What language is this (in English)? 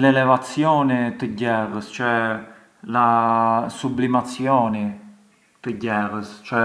Arbëreshë Albanian